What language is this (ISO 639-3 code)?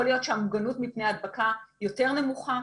heb